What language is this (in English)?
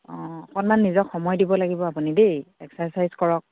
Assamese